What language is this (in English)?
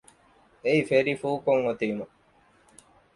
Divehi